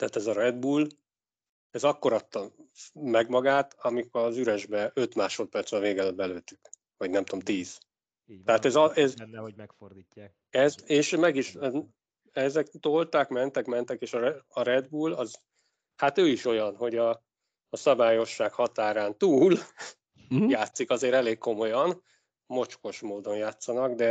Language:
Hungarian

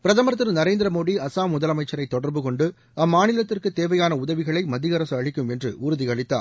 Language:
Tamil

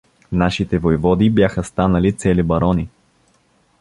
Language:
Bulgarian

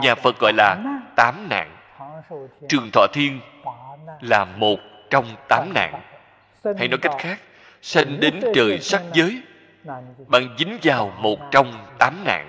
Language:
Vietnamese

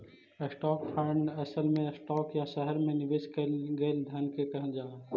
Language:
Magahi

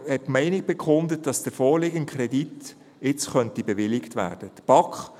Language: Swiss German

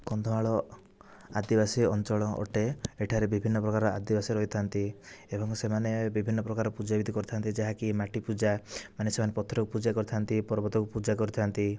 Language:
Odia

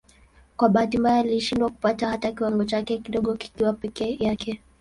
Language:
Swahili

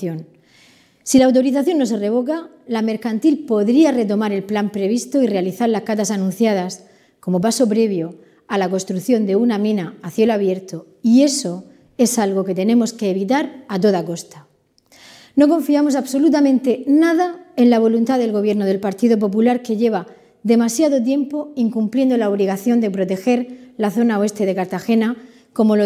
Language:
Spanish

